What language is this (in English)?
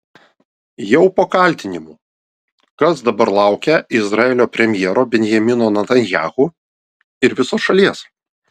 Lithuanian